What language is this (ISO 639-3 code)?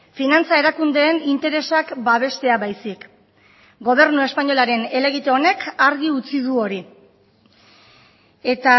eus